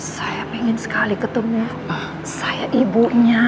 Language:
Indonesian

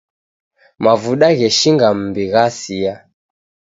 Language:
Taita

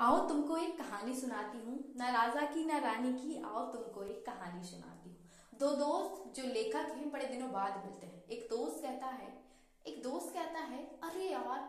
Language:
Hindi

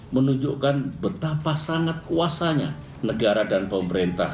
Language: Indonesian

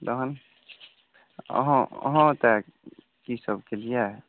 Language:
Maithili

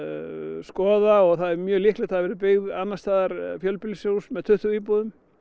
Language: Icelandic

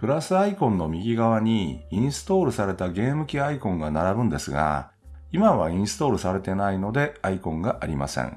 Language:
Japanese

